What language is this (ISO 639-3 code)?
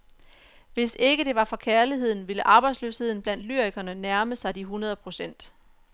dan